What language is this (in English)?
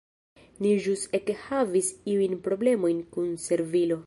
Esperanto